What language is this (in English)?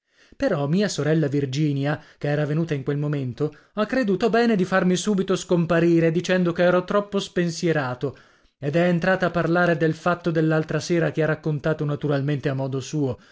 Italian